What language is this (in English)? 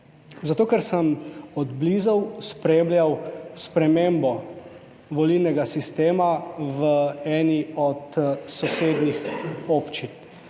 Slovenian